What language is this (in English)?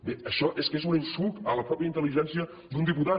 Catalan